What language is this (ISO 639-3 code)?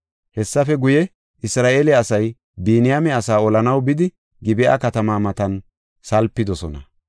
gof